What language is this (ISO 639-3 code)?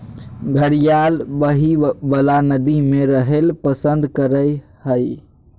mag